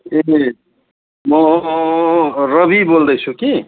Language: Nepali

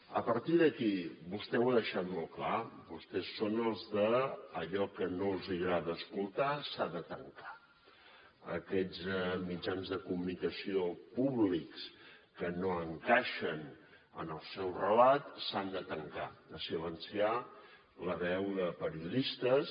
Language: Catalan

